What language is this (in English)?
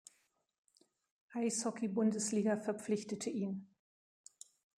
German